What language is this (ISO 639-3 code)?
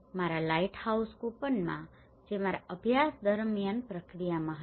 guj